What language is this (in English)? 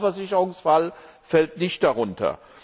German